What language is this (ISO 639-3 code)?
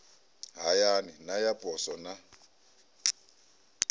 ven